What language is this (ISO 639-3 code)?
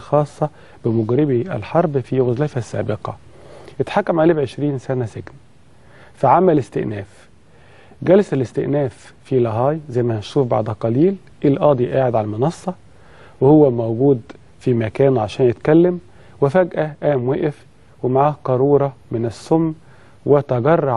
ara